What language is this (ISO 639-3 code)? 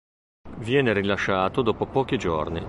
ita